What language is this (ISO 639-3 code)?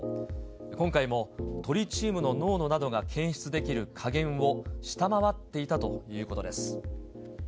jpn